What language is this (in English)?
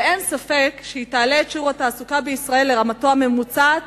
Hebrew